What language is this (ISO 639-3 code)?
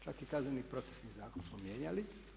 hrv